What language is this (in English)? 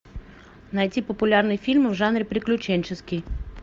Russian